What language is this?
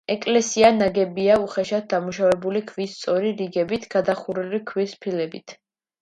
Georgian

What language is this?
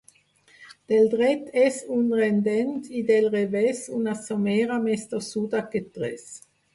Catalan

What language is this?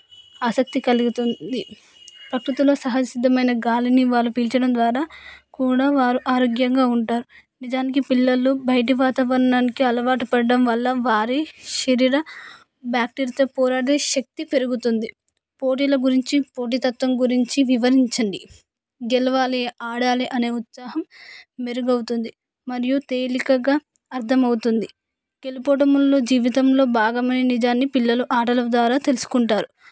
Telugu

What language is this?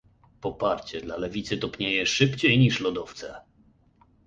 Polish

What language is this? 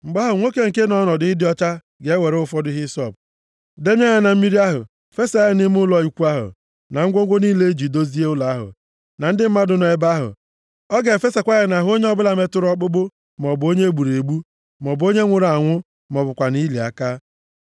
Igbo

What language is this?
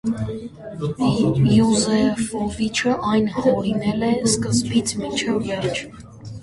Armenian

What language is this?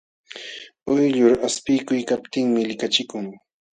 Jauja Wanca Quechua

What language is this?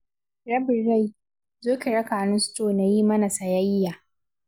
Hausa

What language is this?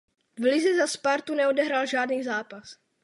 Czech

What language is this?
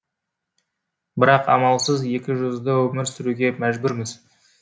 Kazakh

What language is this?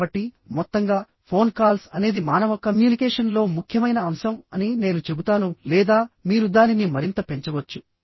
Telugu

